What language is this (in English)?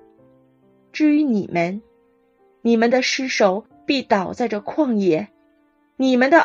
Chinese